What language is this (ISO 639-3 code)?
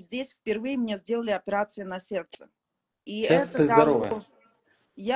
rus